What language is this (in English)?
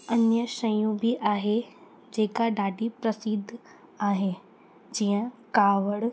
Sindhi